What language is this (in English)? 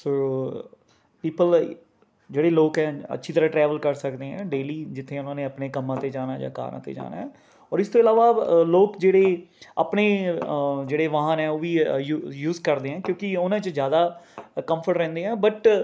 Punjabi